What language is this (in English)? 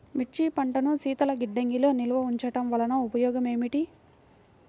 Telugu